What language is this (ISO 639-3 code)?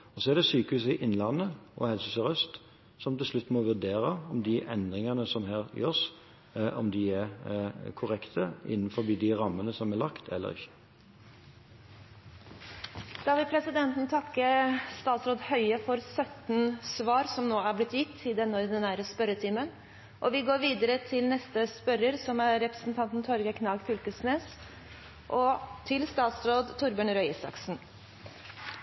nor